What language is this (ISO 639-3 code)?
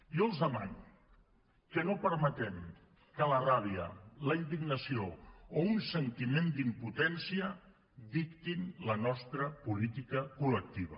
cat